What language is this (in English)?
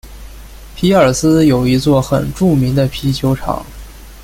Chinese